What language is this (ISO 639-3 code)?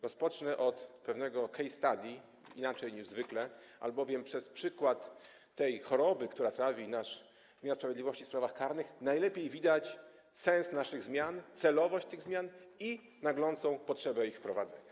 pol